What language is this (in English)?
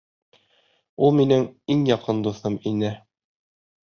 Bashkir